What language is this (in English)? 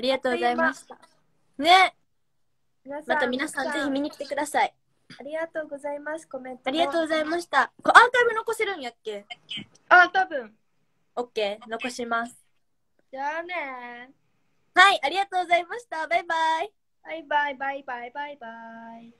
Japanese